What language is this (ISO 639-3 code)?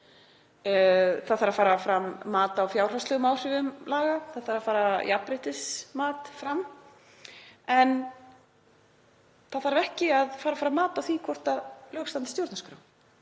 isl